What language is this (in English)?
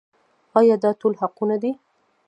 Pashto